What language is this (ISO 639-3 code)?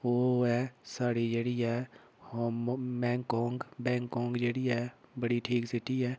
doi